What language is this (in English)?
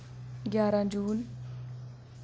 Dogri